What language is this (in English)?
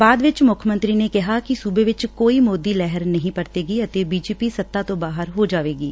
Punjabi